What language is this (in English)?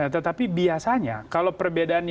Indonesian